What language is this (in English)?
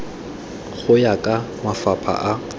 Tswana